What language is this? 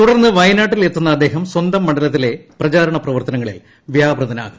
Malayalam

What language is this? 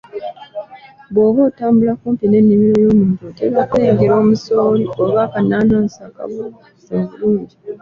Ganda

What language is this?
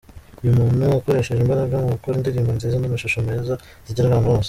Kinyarwanda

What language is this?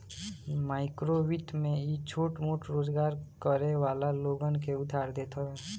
Bhojpuri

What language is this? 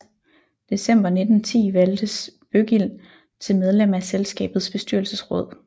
Danish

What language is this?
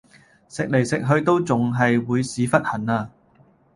Cantonese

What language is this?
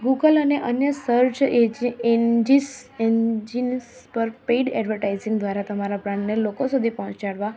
Gujarati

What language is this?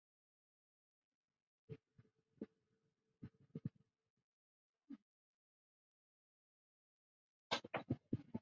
Chinese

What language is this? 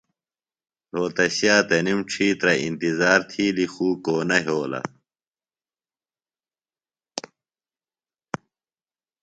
Phalura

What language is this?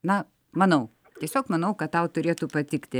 Lithuanian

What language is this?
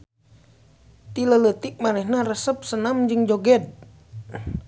Sundanese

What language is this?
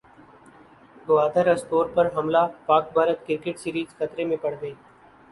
Urdu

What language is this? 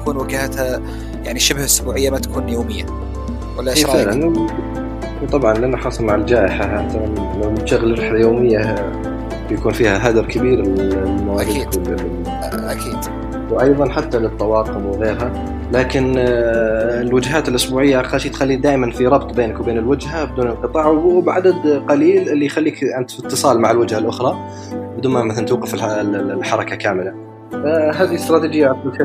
Arabic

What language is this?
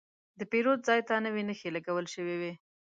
Pashto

